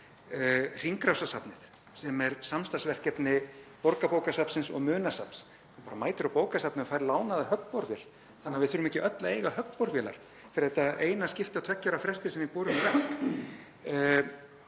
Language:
Icelandic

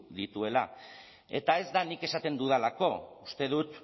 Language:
Basque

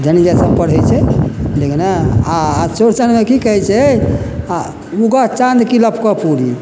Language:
Maithili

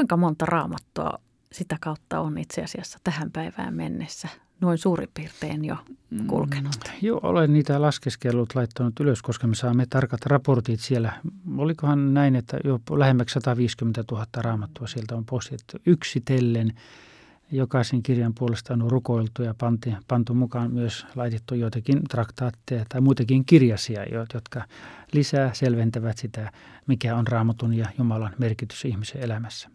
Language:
Finnish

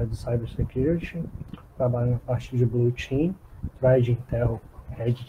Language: Portuguese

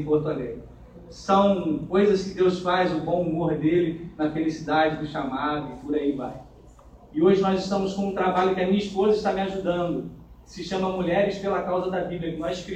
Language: Portuguese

